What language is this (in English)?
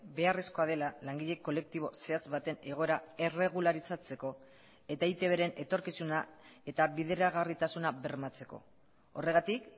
Basque